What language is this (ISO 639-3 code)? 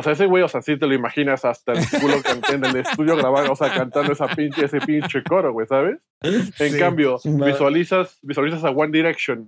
spa